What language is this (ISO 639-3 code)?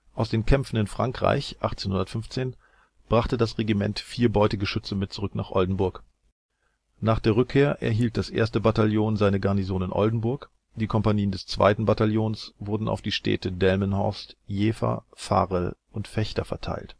deu